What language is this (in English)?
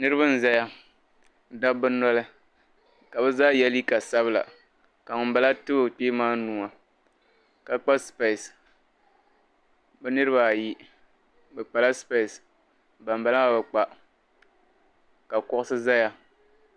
Dagbani